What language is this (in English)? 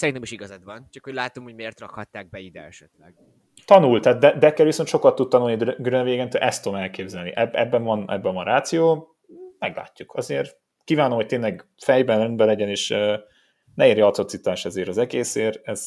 Hungarian